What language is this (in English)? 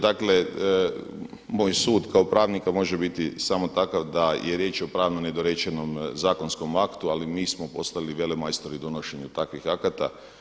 Croatian